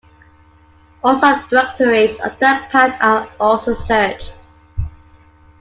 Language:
English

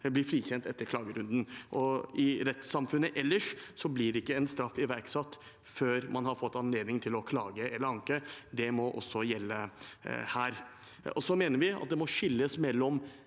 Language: Norwegian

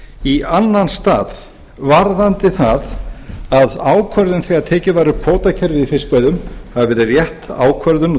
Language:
Icelandic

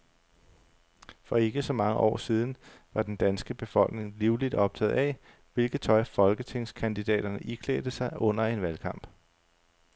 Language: Danish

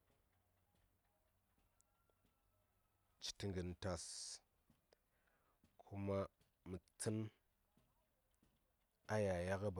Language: Saya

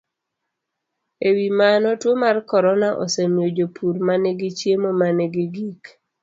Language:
Luo (Kenya and Tanzania)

